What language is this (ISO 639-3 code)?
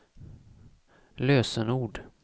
swe